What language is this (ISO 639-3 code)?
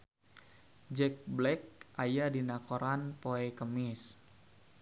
sun